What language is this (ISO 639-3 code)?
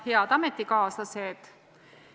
est